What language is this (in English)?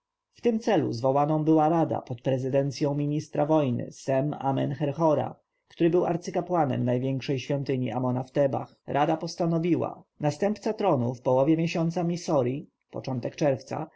Polish